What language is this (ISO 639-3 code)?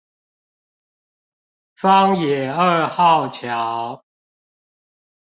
zho